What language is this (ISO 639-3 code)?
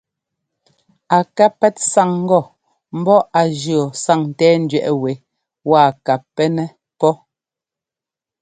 jgo